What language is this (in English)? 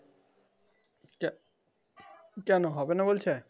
Bangla